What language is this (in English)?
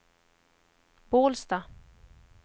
Swedish